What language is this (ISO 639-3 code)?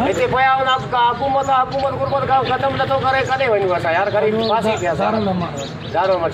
ron